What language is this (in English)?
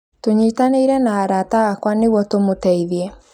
Kikuyu